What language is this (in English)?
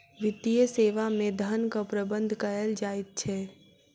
Maithili